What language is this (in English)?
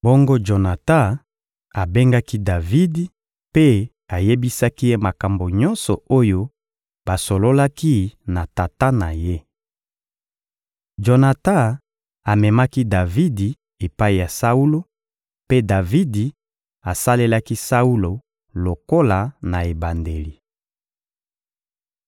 Lingala